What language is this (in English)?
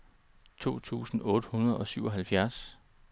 Danish